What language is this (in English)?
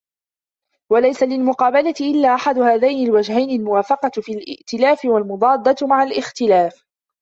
Arabic